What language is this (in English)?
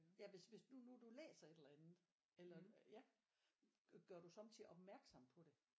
Danish